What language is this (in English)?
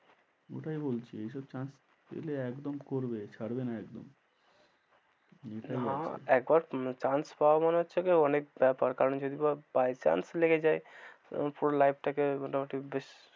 Bangla